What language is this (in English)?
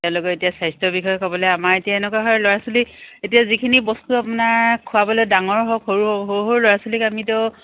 Assamese